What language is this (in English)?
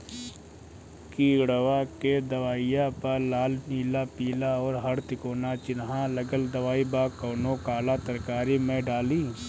Bhojpuri